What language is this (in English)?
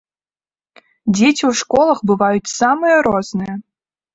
Belarusian